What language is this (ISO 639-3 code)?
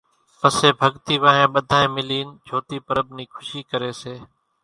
gjk